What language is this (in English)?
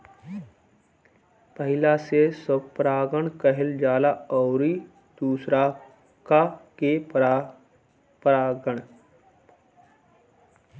Bhojpuri